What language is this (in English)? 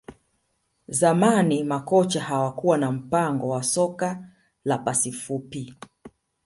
Swahili